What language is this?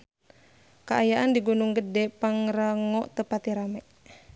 Sundanese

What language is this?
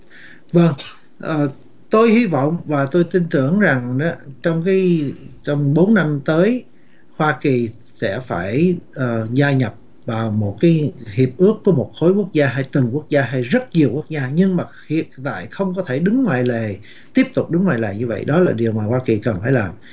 Vietnamese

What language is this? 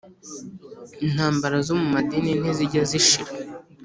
Kinyarwanda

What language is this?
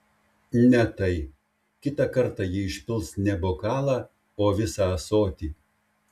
Lithuanian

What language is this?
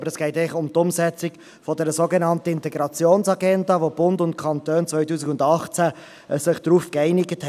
Swiss German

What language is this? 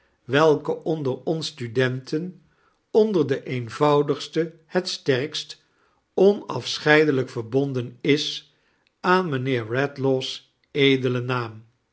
Dutch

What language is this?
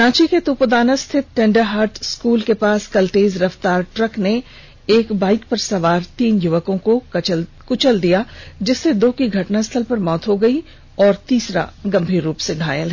Hindi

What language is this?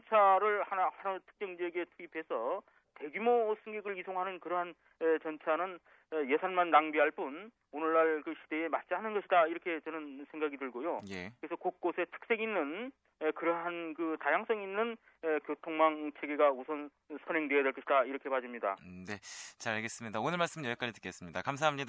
Korean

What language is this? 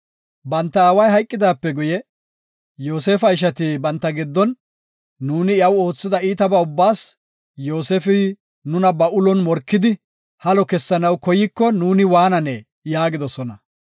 Gofa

